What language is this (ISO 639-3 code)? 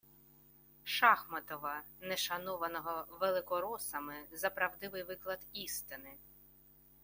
ukr